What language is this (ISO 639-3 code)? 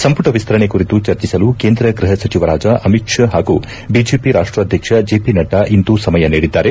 kan